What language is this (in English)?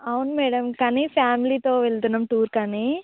Telugu